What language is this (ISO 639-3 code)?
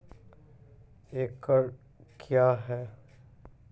mai